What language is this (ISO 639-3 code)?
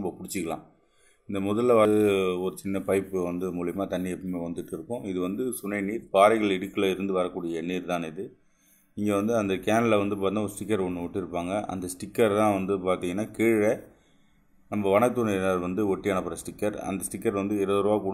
tam